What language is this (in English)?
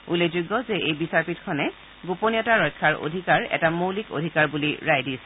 Assamese